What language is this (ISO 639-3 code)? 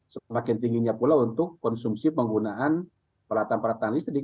ind